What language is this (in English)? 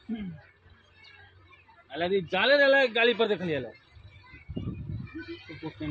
Thai